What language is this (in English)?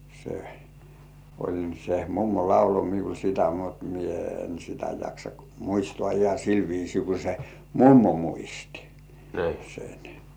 Finnish